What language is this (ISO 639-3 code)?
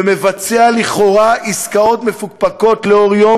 heb